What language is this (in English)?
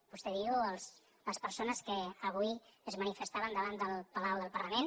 Catalan